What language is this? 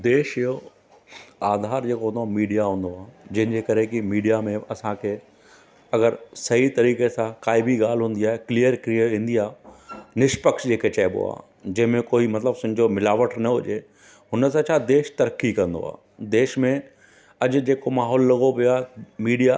Sindhi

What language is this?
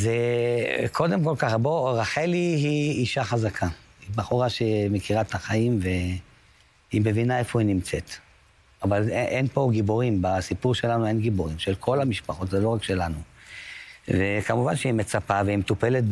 Hebrew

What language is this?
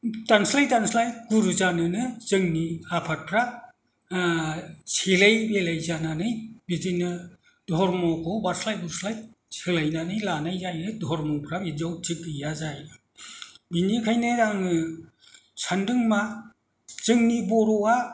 Bodo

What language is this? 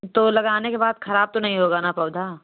Hindi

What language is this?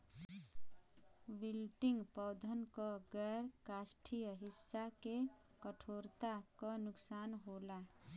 Bhojpuri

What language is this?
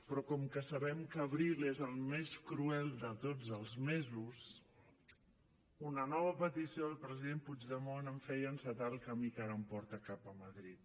Catalan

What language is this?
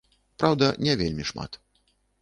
Belarusian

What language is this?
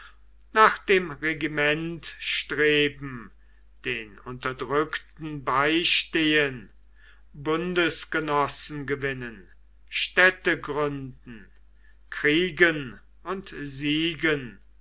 German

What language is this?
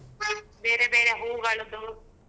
Kannada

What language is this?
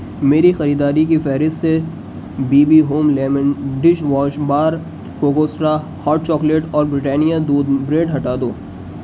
Urdu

